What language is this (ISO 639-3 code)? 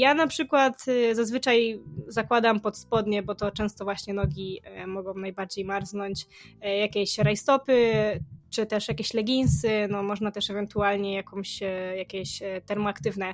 pol